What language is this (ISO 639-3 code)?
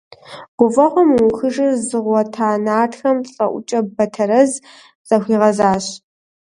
kbd